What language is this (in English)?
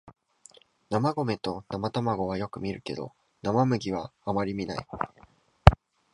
Japanese